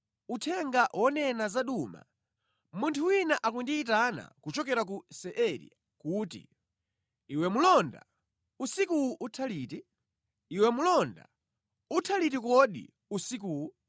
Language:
Nyanja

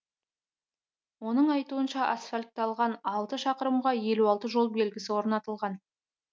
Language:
Kazakh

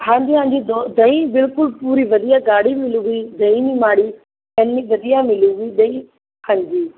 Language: Punjabi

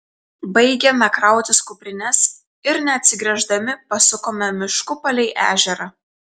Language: Lithuanian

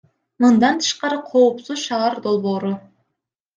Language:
Kyrgyz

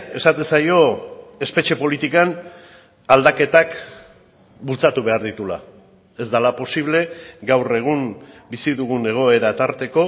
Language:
Basque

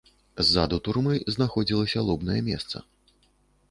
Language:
Belarusian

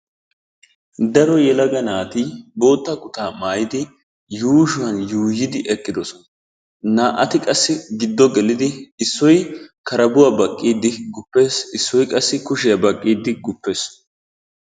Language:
Wolaytta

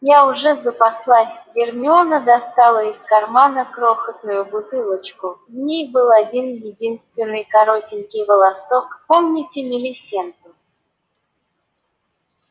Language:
Russian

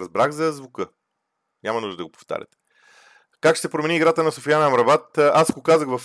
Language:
Bulgarian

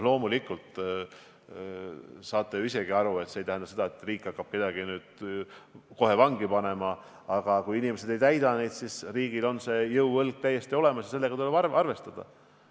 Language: Estonian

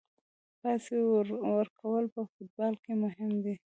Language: Pashto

